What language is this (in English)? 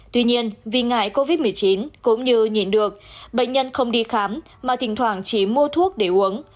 Vietnamese